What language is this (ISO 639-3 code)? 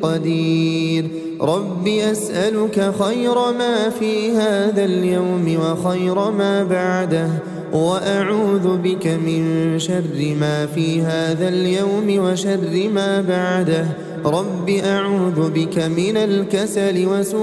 ara